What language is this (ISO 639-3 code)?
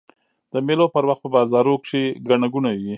pus